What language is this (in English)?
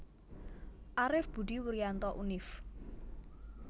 Javanese